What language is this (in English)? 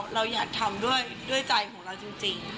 Thai